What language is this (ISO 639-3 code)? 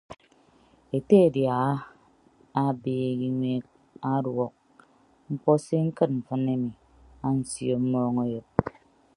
ibb